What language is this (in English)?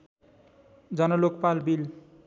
Nepali